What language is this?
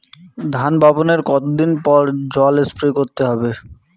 Bangla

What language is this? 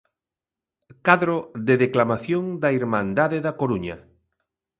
Galician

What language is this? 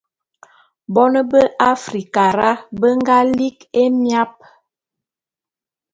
Bulu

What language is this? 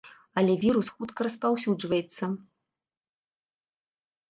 Belarusian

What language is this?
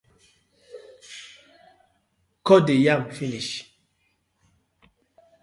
Nigerian Pidgin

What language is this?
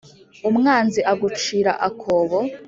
Kinyarwanda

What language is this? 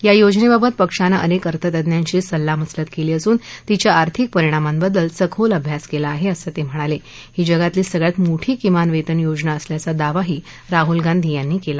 Marathi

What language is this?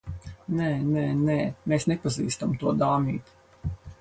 Latvian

